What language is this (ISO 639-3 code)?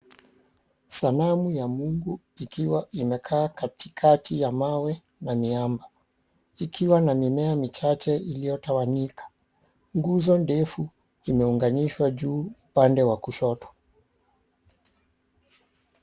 swa